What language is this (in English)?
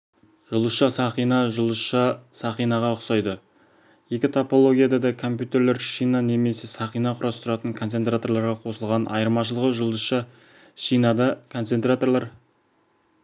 Kazakh